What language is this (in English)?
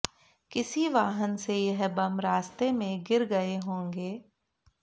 Hindi